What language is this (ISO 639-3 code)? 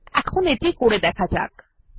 ben